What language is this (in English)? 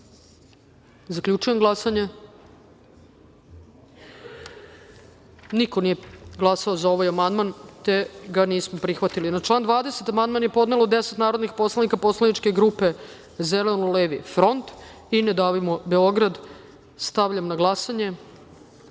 Serbian